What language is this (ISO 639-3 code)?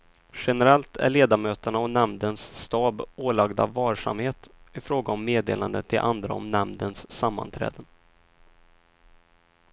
swe